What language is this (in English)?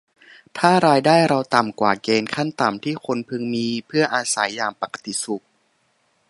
Thai